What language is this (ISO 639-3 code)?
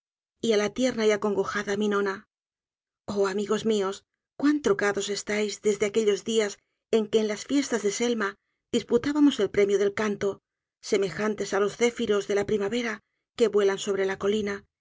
spa